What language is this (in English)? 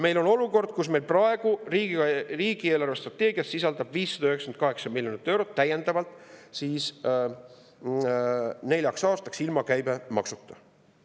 Estonian